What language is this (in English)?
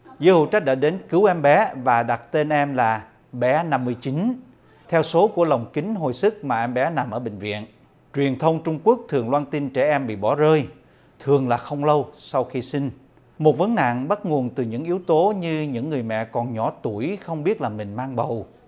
Vietnamese